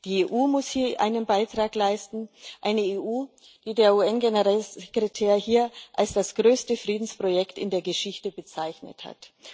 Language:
German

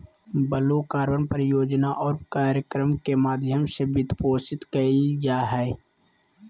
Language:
Magahi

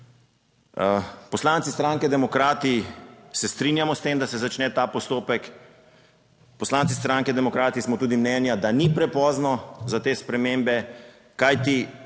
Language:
Slovenian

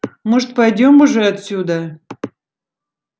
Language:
Russian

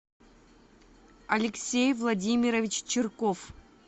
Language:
Russian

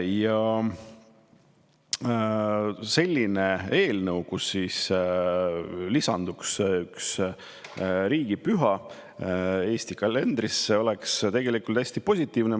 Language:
Estonian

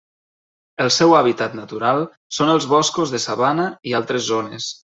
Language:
Catalan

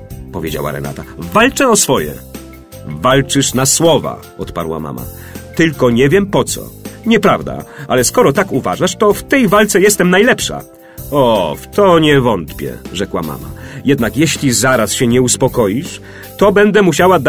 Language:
Polish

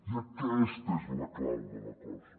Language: Catalan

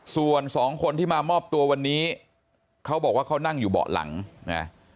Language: Thai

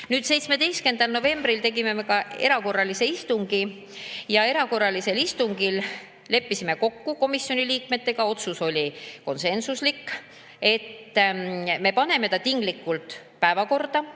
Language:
Estonian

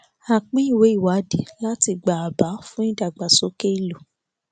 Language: Yoruba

